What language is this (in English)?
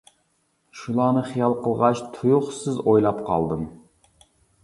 Uyghur